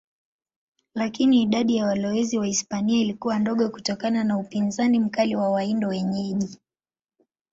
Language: Swahili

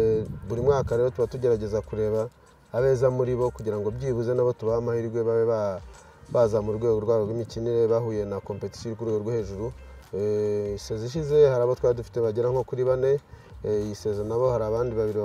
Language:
French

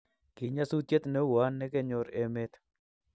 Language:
Kalenjin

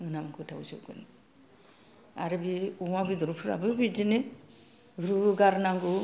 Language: Bodo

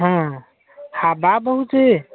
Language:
Odia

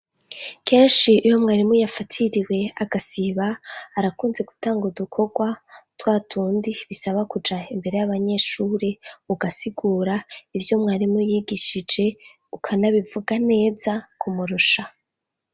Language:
Rundi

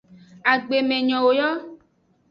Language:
Aja (Benin)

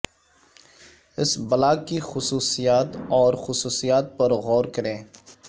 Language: Urdu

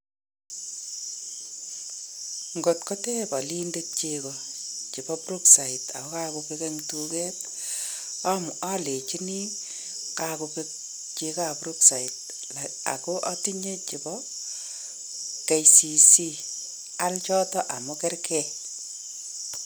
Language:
Kalenjin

